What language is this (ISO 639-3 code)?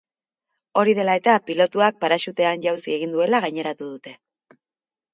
eus